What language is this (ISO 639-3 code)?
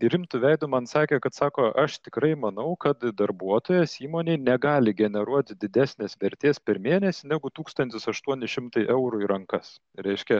lit